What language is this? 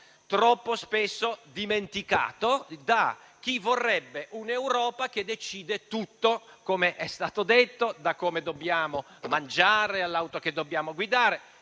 Italian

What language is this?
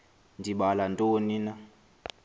Xhosa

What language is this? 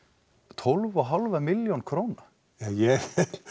Icelandic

